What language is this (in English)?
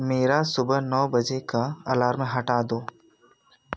Hindi